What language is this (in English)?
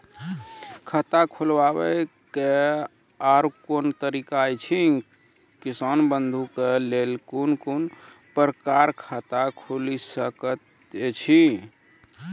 Maithili